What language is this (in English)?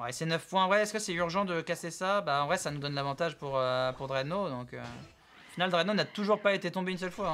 French